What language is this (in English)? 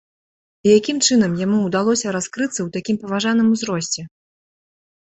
Belarusian